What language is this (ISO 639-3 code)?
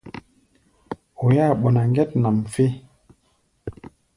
gba